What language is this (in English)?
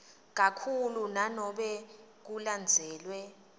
Swati